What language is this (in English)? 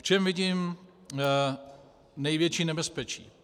Czech